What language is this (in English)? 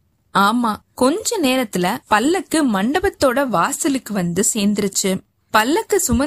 Tamil